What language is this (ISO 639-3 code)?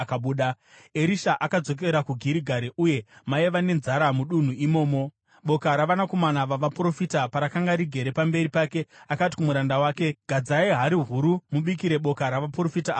sna